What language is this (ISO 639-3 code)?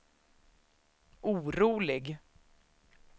swe